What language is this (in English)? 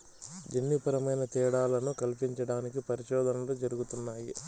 Telugu